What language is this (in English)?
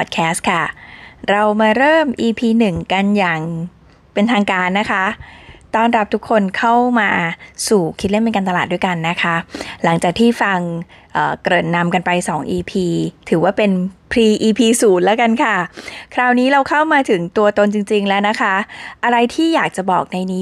Thai